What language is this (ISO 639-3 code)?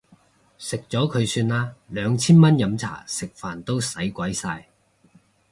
yue